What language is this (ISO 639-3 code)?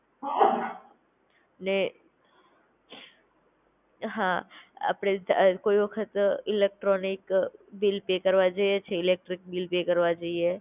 guj